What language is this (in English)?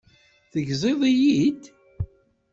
Kabyle